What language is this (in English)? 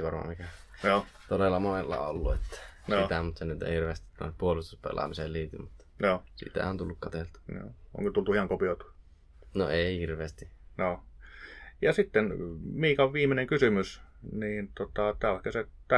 Finnish